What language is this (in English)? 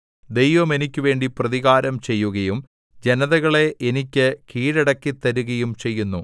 Malayalam